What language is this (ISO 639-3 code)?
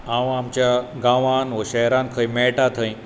kok